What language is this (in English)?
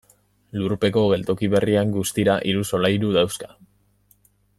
Basque